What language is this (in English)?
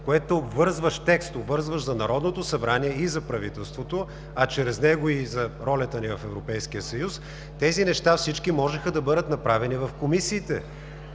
Bulgarian